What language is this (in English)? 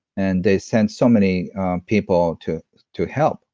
English